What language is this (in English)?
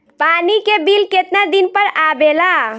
Bhojpuri